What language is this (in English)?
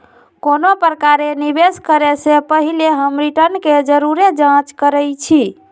Magahi